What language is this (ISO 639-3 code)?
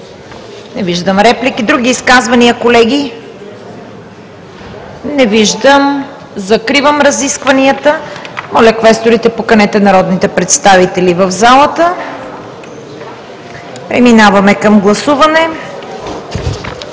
bul